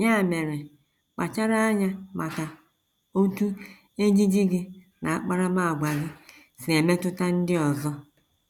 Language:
Igbo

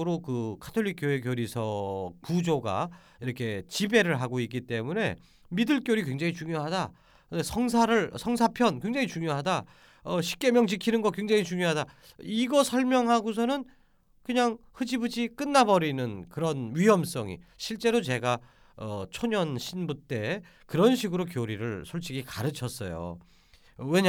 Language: Korean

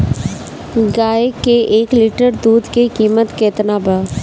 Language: Bhojpuri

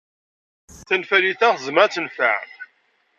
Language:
Kabyle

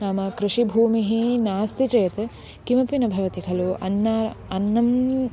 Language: Sanskrit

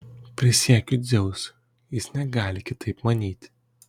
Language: Lithuanian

